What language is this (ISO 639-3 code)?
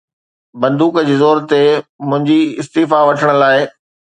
snd